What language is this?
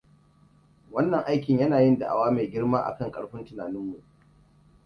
Hausa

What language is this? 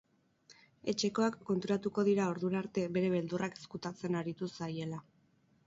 Basque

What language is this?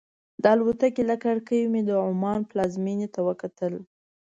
Pashto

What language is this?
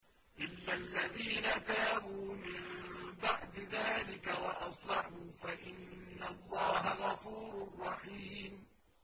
Arabic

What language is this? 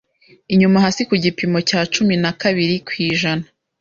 Kinyarwanda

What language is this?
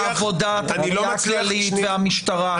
Hebrew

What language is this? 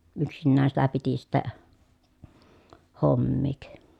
Finnish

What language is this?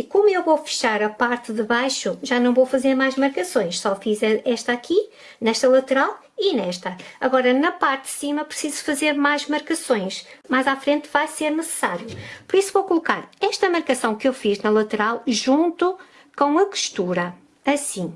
Portuguese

